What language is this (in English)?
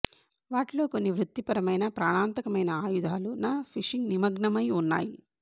Telugu